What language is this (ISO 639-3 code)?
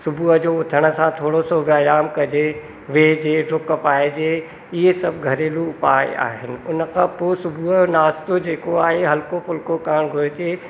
snd